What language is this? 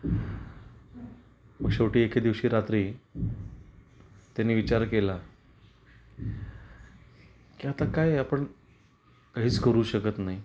Marathi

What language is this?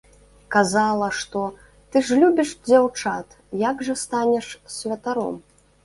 Belarusian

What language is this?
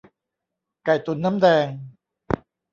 Thai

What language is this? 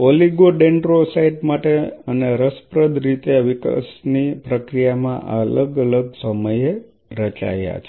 Gujarati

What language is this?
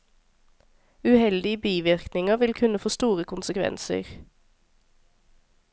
Norwegian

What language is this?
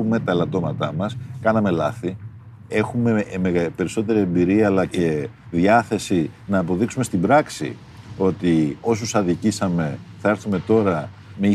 Greek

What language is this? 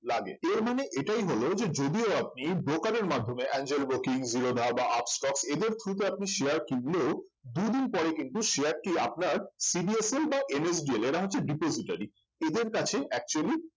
Bangla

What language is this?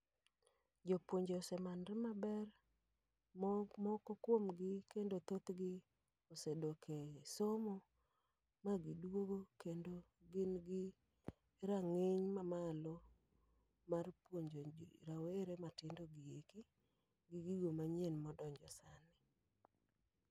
Luo (Kenya and Tanzania)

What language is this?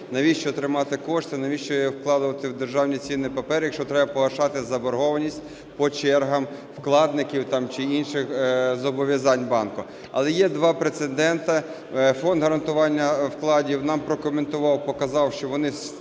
Ukrainian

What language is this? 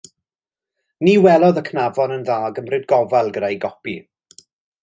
Welsh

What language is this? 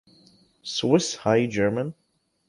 Urdu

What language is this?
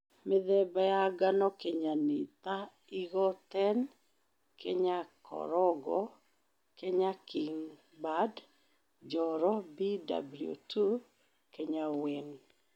Kikuyu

